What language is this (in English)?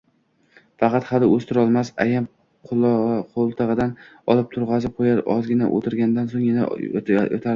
Uzbek